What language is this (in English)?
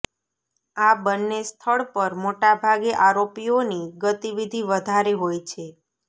Gujarati